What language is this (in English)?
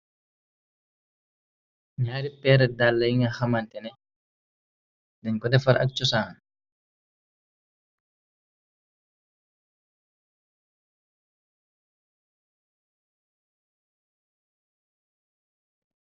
Wolof